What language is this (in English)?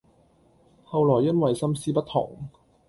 Cantonese